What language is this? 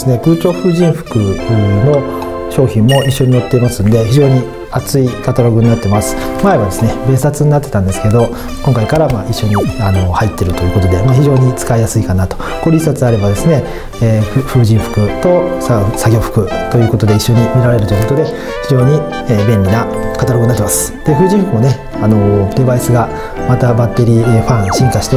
Japanese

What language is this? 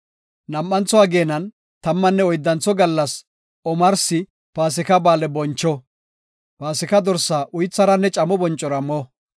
Gofa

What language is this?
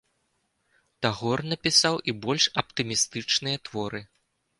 Belarusian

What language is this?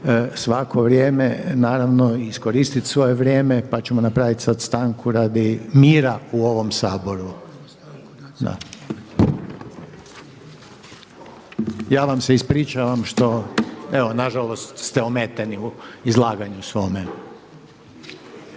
Croatian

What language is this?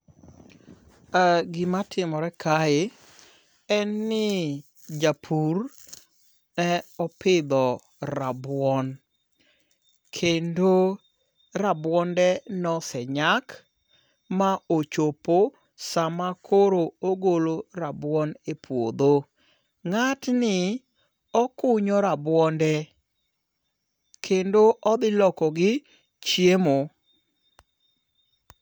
Luo (Kenya and Tanzania)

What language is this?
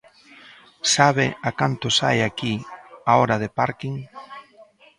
Galician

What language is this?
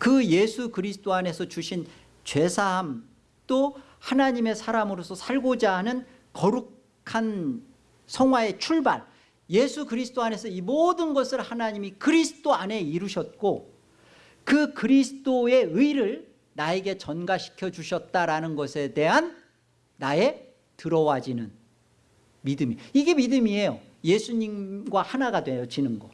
Korean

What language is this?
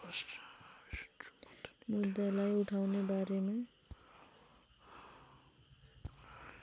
Nepali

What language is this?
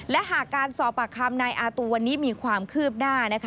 Thai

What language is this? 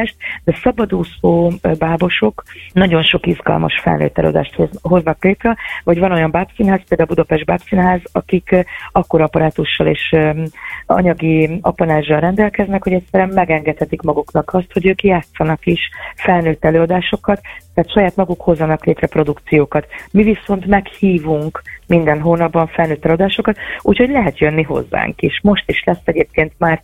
Hungarian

